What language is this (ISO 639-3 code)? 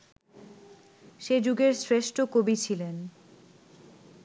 ben